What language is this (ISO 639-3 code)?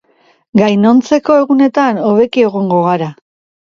eus